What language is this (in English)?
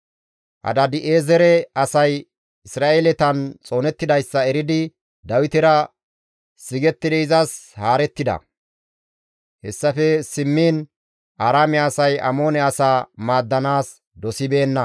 Gamo